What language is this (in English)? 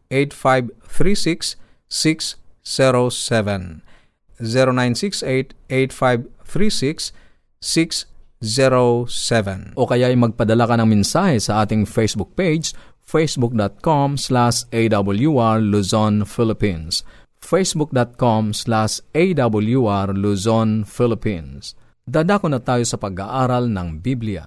Filipino